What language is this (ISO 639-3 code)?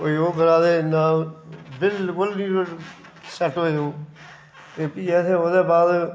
doi